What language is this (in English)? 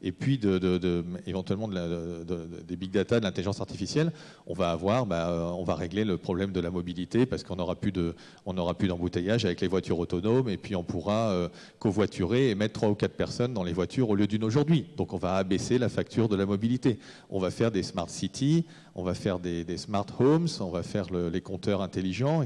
French